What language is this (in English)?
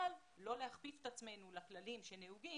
Hebrew